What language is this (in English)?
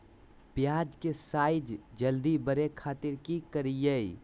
Magahi